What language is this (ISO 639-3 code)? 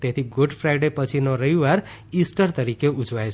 guj